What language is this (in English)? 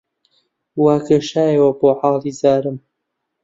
Central Kurdish